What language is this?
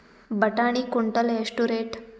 Kannada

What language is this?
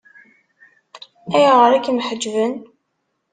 Kabyle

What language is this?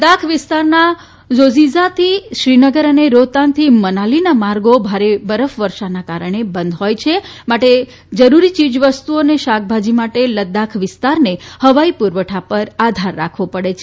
Gujarati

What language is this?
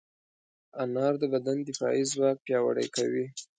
Pashto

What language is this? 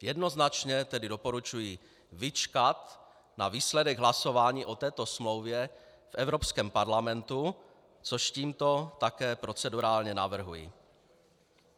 Czech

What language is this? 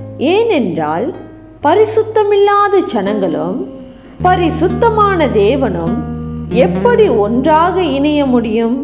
Tamil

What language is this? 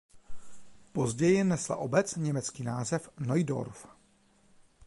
Czech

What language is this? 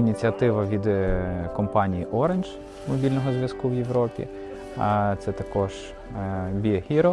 Ukrainian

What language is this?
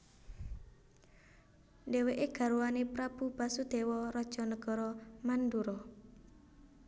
Javanese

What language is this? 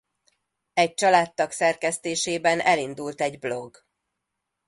Hungarian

